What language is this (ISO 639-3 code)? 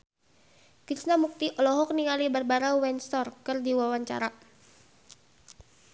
sun